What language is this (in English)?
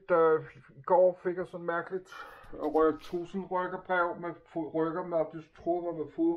Danish